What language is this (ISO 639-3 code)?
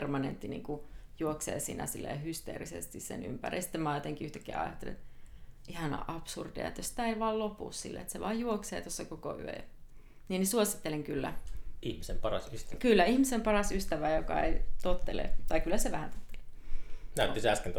fin